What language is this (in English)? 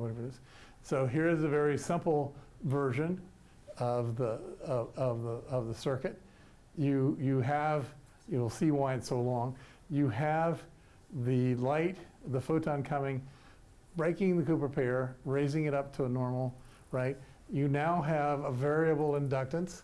English